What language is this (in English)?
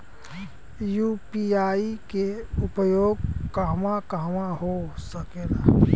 Bhojpuri